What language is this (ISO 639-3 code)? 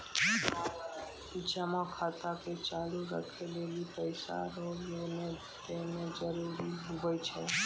mai